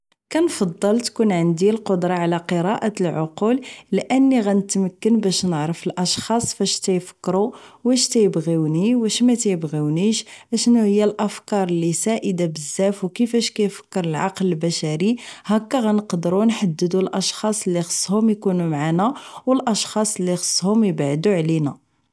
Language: Moroccan Arabic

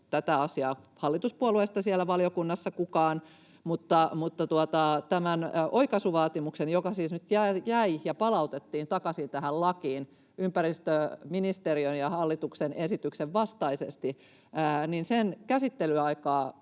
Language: Finnish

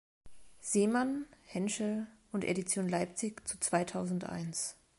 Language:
German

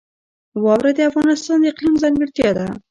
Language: Pashto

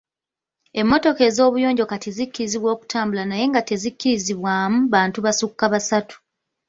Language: Ganda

